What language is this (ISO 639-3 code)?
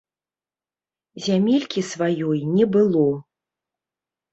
bel